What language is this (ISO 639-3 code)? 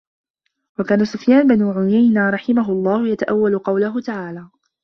ara